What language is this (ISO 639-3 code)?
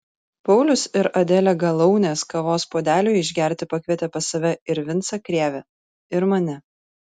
lit